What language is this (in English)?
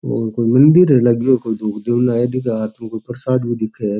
Rajasthani